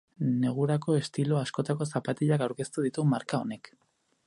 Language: Basque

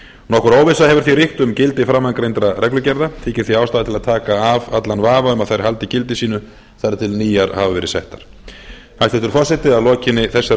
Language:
Icelandic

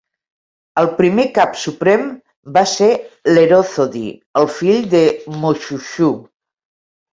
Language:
Catalan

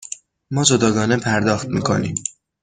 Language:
Persian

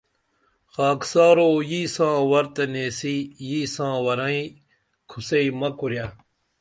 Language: Dameli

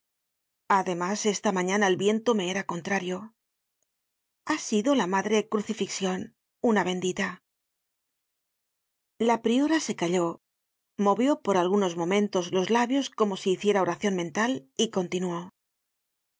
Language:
Spanish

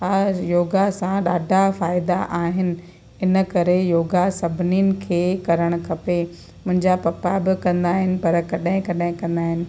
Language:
Sindhi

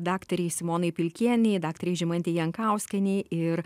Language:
Lithuanian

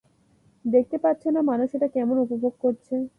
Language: Bangla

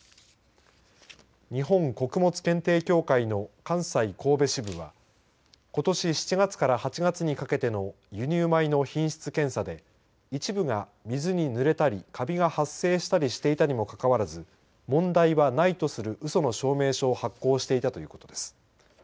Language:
Japanese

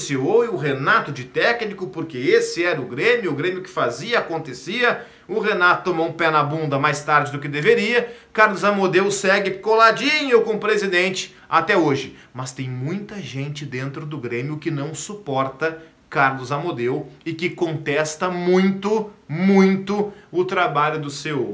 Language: Portuguese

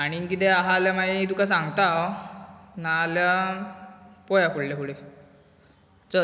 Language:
Konkani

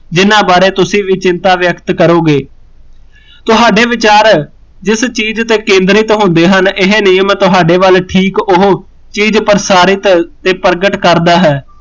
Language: Punjabi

